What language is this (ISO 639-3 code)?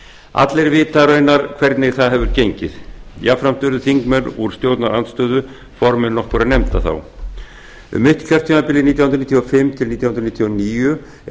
isl